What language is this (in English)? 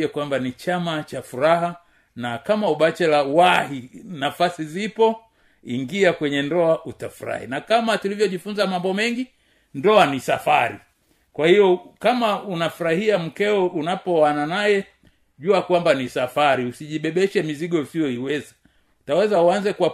Swahili